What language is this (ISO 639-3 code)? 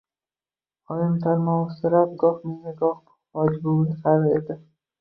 uzb